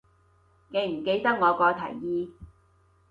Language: Cantonese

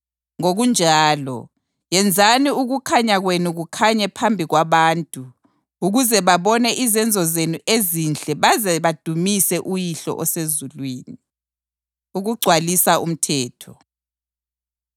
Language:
North Ndebele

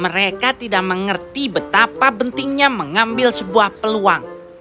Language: Indonesian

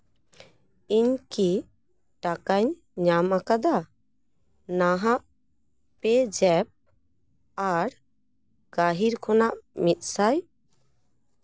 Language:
Santali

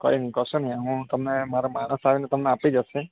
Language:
Gujarati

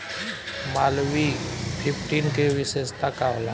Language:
Bhojpuri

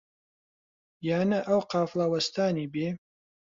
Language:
Central Kurdish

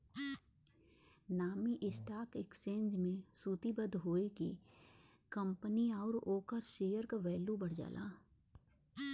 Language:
Bhojpuri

